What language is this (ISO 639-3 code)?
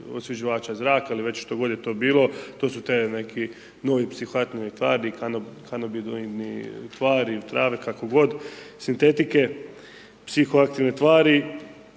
hrv